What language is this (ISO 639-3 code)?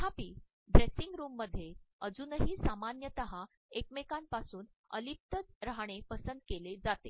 mar